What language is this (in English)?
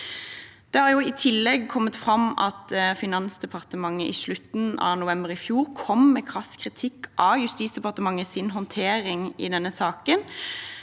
Norwegian